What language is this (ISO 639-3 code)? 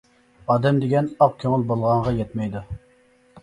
uig